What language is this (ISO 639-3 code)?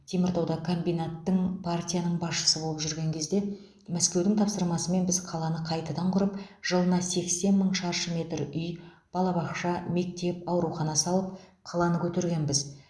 kaz